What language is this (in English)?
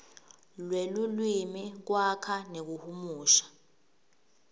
Swati